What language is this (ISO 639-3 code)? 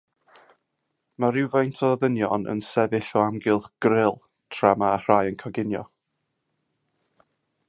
cym